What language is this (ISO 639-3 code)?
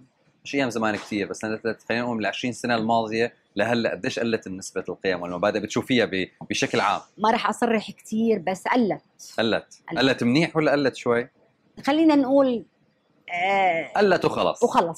ara